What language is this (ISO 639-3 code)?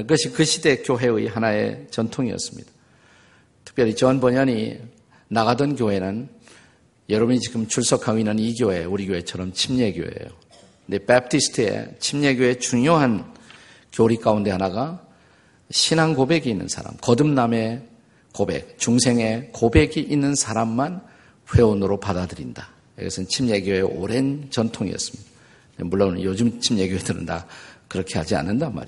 kor